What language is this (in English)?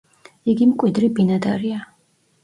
Georgian